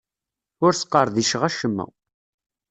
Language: Kabyle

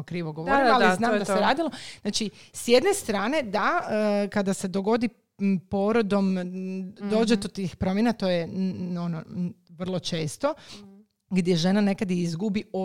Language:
Croatian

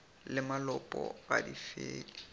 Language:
Northern Sotho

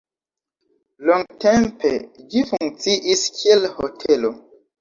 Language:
Esperanto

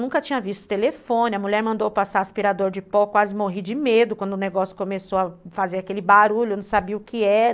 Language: Portuguese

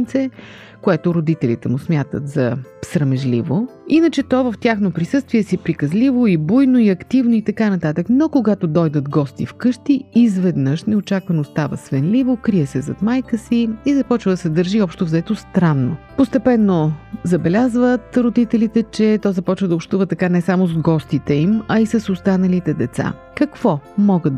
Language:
Bulgarian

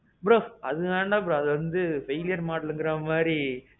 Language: Tamil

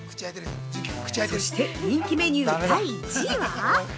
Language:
Japanese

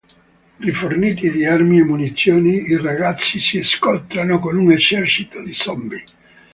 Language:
Italian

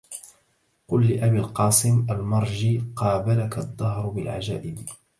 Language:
Arabic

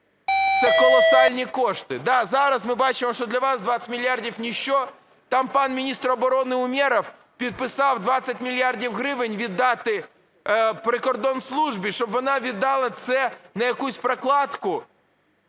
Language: Ukrainian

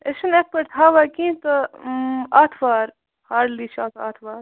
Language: Kashmiri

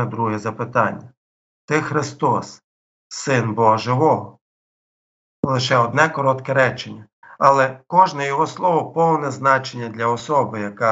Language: Ukrainian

